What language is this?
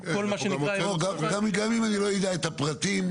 Hebrew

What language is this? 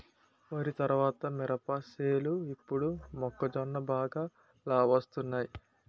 Telugu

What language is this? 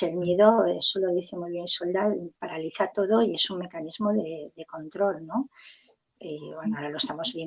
Spanish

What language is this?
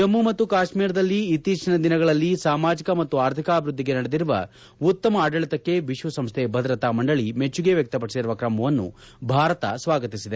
Kannada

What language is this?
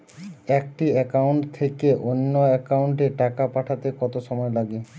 Bangla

